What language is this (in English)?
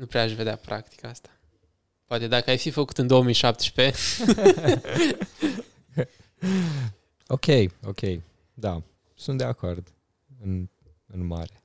Romanian